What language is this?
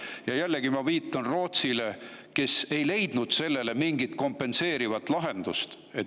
Estonian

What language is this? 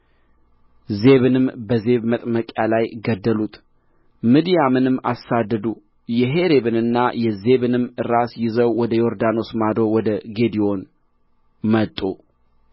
Amharic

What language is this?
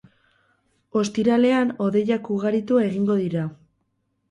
Basque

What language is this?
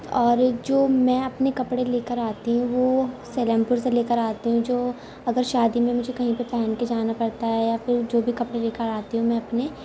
Urdu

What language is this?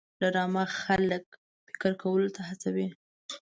Pashto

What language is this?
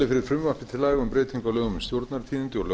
Icelandic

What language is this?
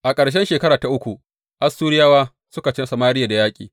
Hausa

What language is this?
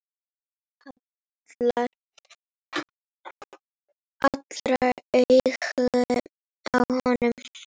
Icelandic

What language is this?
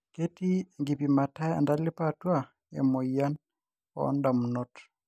Masai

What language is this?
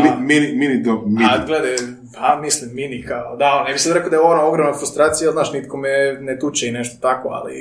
Croatian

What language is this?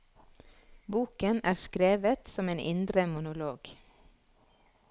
Norwegian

